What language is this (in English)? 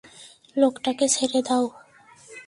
Bangla